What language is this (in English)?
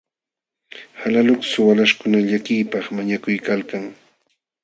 Jauja Wanca Quechua